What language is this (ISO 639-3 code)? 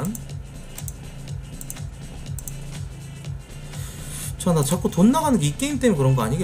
kor